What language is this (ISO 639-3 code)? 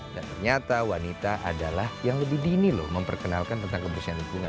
ind